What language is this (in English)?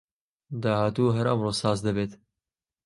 Central Kurdish